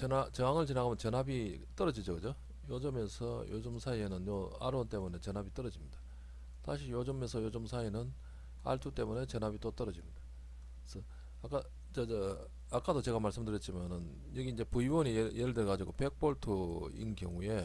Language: Korean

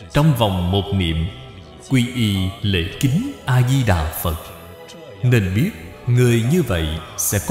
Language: Vietnamese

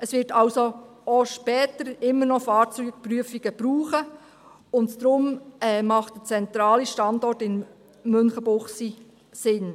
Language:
Swiss German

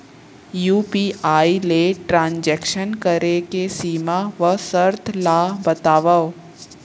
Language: Chhattisgarhi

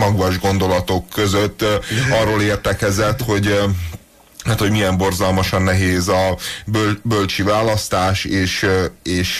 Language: Hungarian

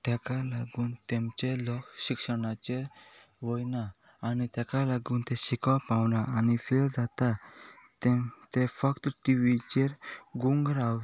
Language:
Konkani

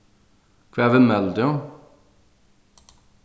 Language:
Faroese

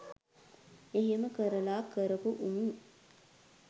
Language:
Sinhala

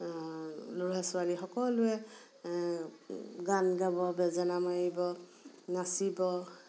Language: Assamese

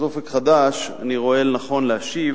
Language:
Hebrew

